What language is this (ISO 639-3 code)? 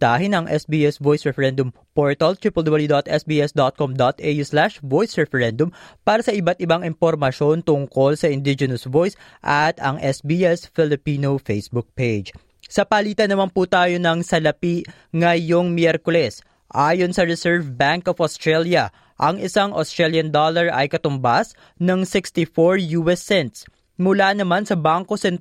fil